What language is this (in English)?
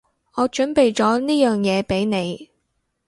Cantonese